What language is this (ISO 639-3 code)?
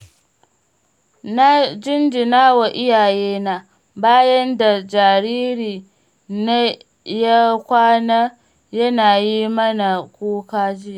hau